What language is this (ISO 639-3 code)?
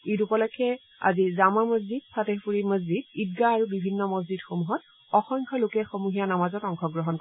asm